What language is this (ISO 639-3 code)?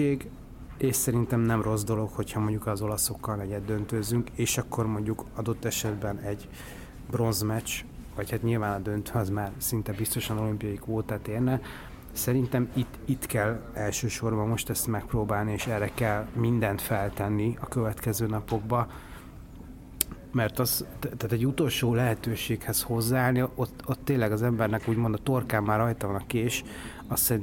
hun